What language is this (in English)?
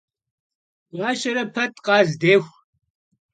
Kabardian